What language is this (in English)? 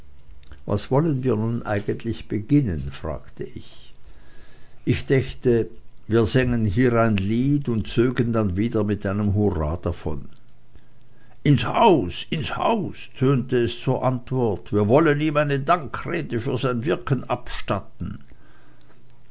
German